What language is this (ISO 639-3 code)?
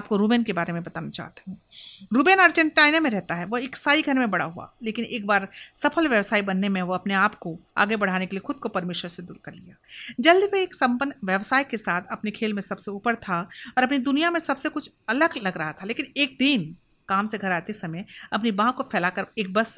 hin